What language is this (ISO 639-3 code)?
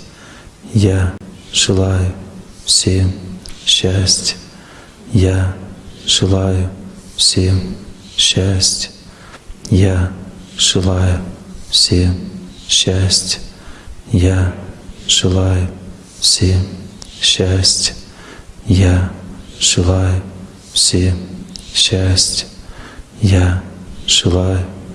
rus